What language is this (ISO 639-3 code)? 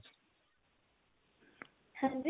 pan